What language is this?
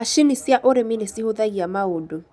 Kikuyu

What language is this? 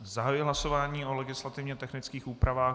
Czech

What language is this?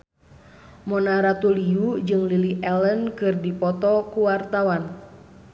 Sundanese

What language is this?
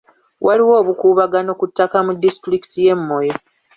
Ganda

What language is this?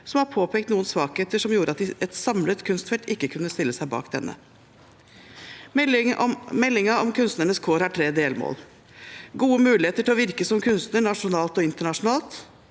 Norwegian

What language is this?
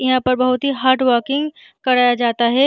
Hindi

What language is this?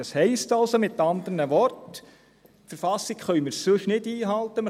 Swiss German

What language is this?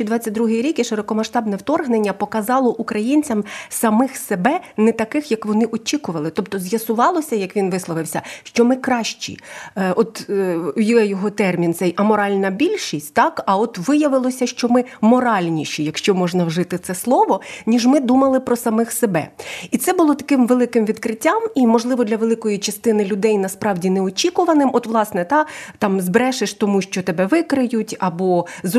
Ukrainian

